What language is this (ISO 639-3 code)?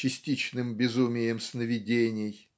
rus